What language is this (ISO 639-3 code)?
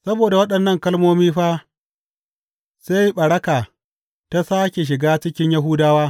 hau